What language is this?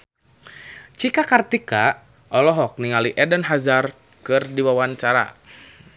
Sundanese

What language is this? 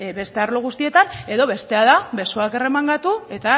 Basque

